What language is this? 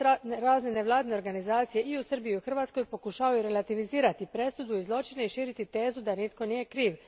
Croatian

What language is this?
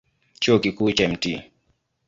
Swahili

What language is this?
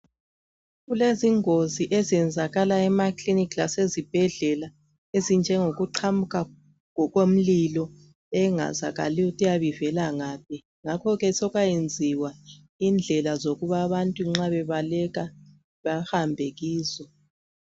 North Ndebele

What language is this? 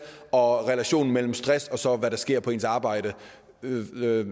Danish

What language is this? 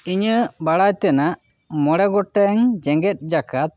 Santali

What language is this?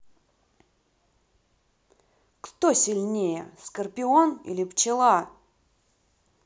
Russian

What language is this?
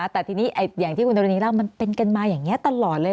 Thai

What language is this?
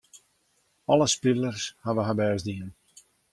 Western Frisian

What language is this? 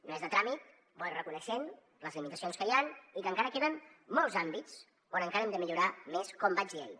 Catalan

